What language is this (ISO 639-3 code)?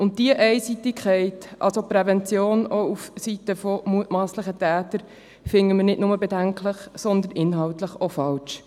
gsw